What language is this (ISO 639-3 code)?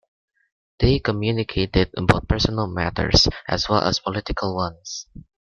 eng